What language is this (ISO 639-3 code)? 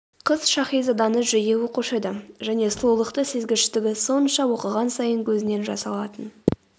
kaz